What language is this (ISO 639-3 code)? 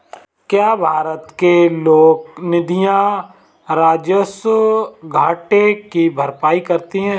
hin